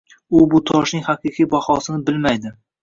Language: Uzbek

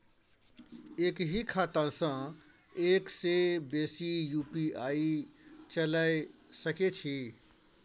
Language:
Maithili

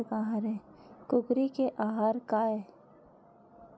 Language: Chhattisgarhi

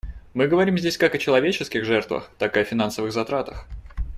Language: Russian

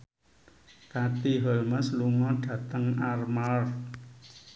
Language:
Javanese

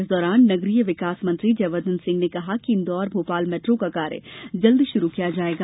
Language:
Hindi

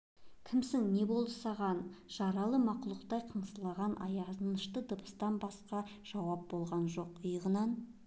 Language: Kazakh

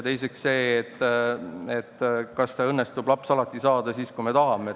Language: Estonian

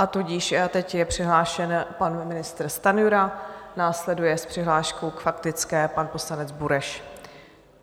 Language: Czech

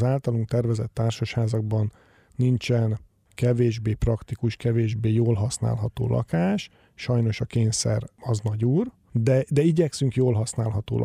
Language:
Hungarian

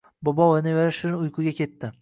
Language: Uzbek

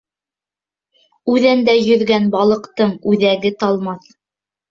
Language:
Bashkir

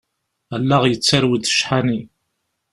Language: Kabyle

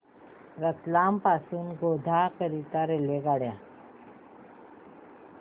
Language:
Marathi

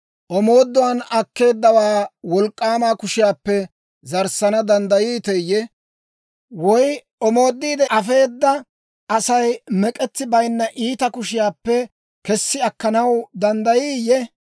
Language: Dawro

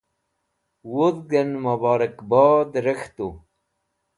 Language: Wakhi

